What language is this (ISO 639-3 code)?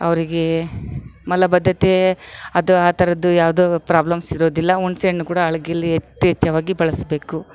kan